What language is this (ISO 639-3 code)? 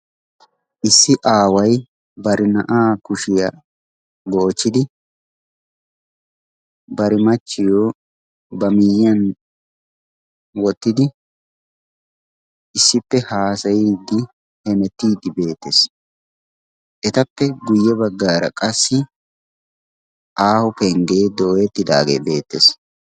wal